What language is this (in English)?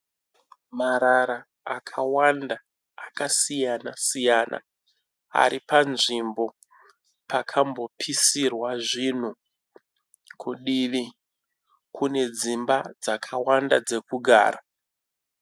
Shona